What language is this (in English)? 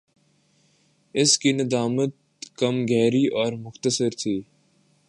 Urdu